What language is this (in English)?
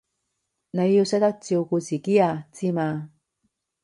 Cantonese